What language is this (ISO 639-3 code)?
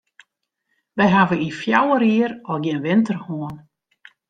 fry